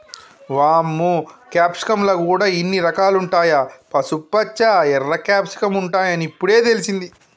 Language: Telugu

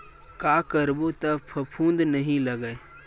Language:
Chhattisgarhi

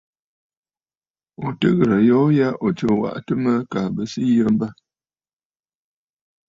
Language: Bafut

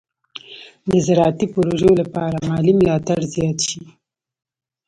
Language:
Pashto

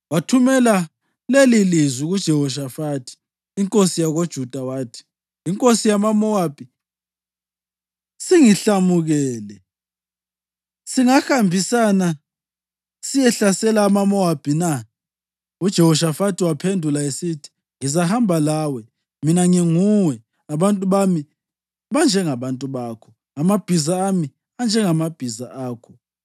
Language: North Ndebele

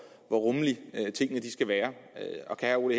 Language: Danish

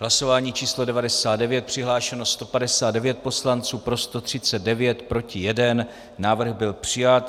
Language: Czech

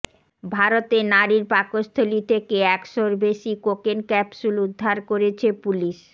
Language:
Bangla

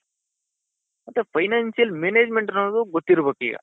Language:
Kannada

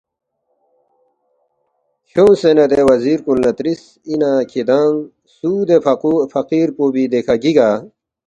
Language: Balti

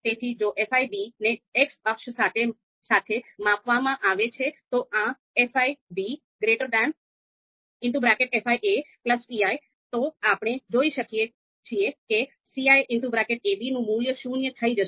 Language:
Gujarati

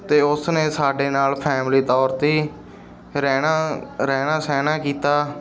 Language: Punjabi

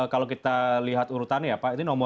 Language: Indonesian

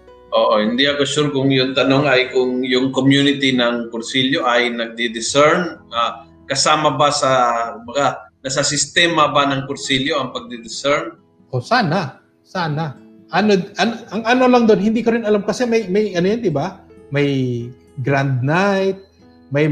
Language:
Filipino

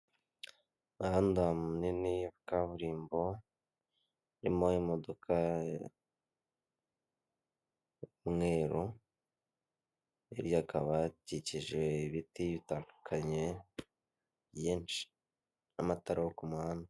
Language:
Kinyarwanda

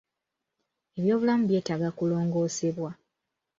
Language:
Ganda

